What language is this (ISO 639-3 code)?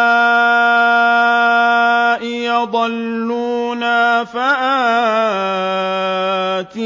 ara